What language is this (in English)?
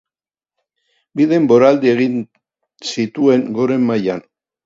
Basque